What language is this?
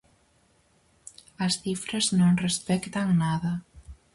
Galician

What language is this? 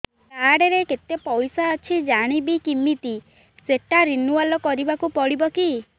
Odia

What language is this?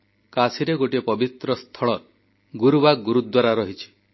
Odia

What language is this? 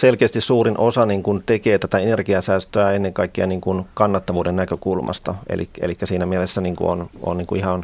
Finnish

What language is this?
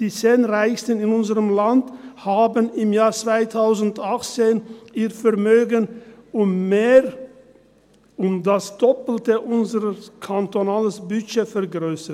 Swiss German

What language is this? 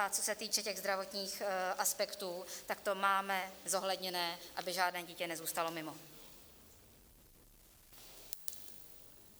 Czech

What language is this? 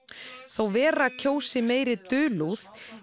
Icelandic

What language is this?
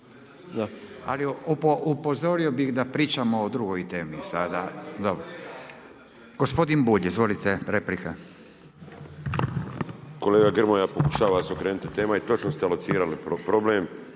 Croatian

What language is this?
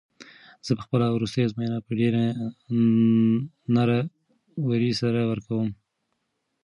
Pashto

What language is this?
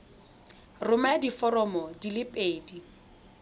Tswana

